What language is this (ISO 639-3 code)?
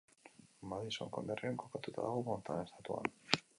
eus